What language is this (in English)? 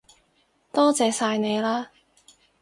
Cantonese